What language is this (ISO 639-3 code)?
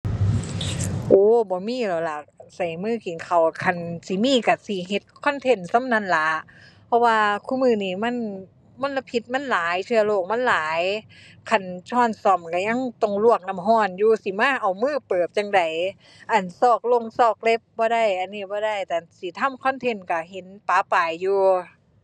tha